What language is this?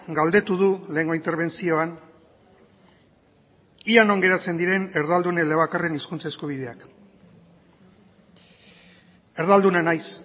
Basque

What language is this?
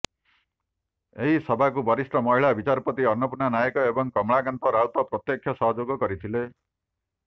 Odia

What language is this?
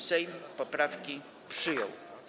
Polish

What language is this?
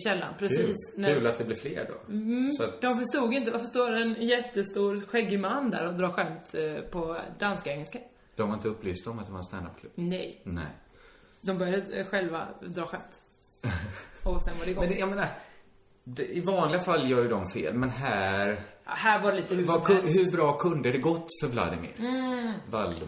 Swedish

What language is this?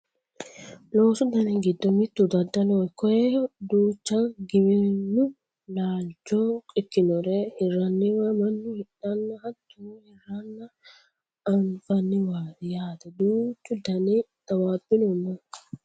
Sidamo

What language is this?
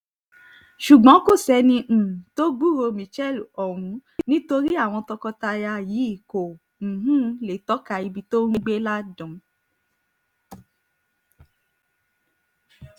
Yoruba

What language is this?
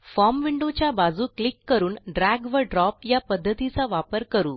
Marathi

